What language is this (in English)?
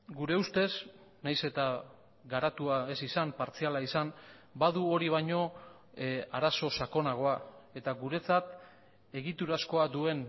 Basque